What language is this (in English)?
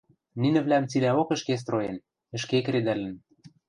Western Mari